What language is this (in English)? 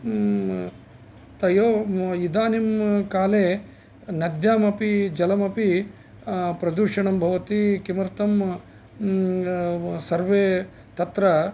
Sanskrit